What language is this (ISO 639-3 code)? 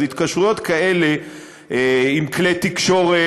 heb